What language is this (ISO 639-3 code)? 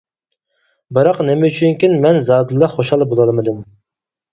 uig